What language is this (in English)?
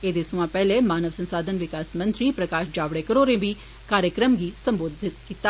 Dogri